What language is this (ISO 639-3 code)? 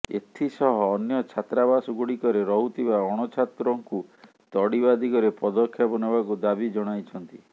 ori